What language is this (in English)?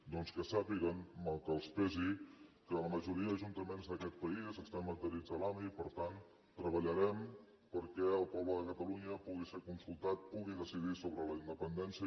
Catalan